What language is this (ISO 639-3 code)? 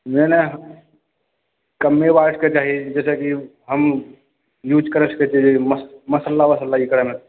mai